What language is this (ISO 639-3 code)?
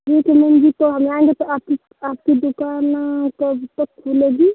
hin